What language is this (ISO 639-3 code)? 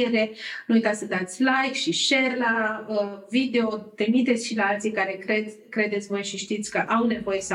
ron